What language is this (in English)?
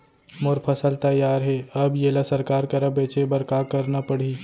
Chhattisgarhi